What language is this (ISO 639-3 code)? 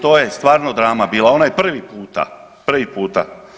hrv